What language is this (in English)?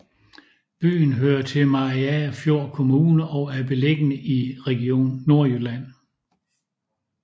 Danish